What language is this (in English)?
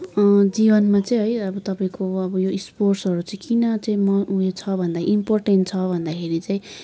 Nepali